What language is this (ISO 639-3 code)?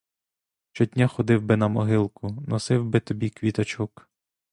ukr